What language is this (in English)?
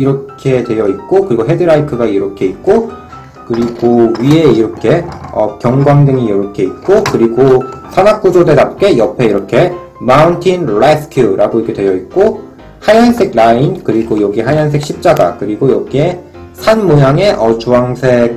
Korean